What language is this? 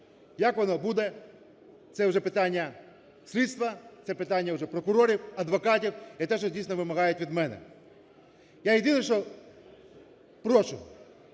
Ukrainian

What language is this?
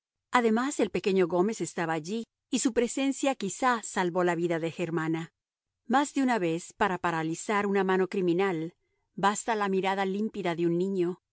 Spanish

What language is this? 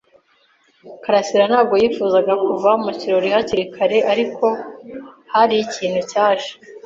Kinyarwanda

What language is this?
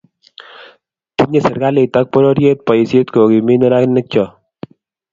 Kalenjin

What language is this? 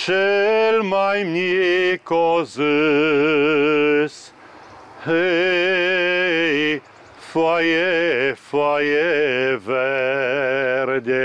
Romanian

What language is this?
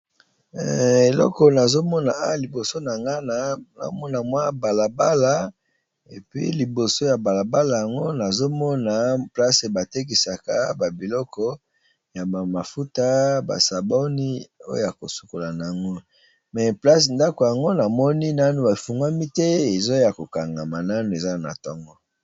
Lingala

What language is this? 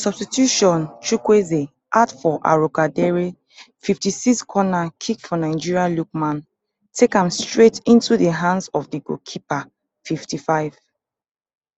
Nigerian Pidgin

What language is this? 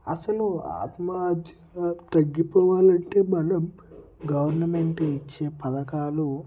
Telugu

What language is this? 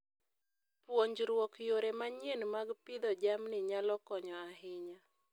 Luo (Kenya and Tanzania)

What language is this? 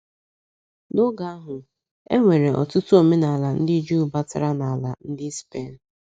Igbo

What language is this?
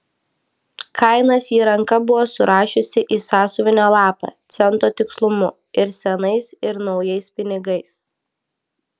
Lithuanian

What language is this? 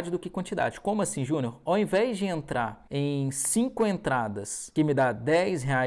Portuguese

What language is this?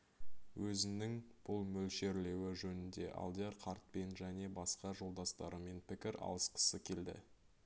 Kazakh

